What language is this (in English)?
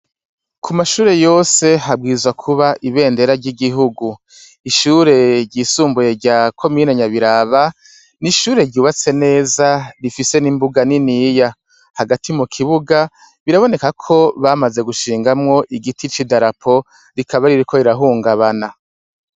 Rundi